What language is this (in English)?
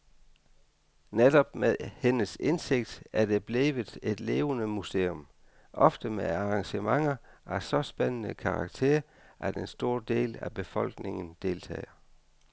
Danish